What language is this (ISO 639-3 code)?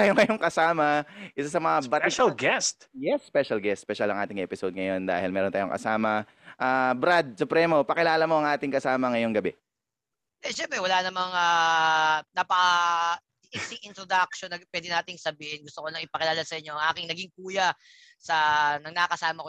fil